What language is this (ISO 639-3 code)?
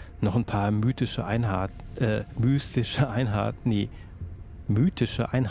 deu